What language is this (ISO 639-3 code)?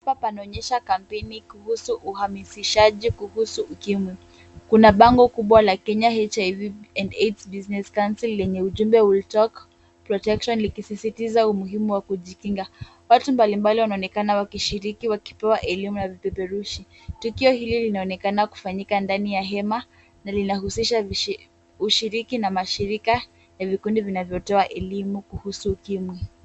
swa